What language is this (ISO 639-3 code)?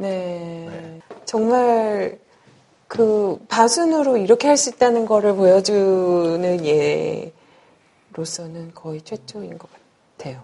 kor